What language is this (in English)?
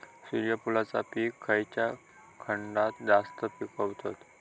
Marathi